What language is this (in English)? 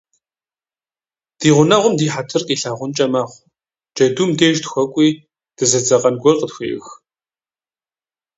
Kabardian